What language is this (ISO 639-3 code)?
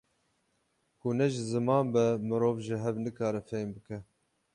kur